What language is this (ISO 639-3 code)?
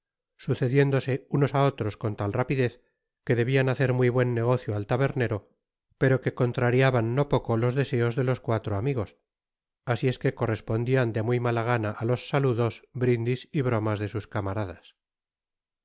spa